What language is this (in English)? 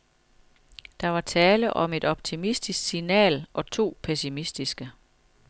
Danish